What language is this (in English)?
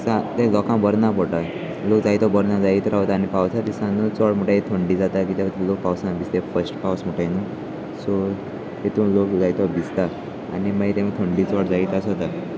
Konkani